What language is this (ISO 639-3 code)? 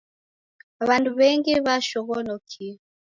dav